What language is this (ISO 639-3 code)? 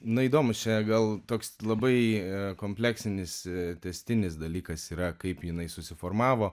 lit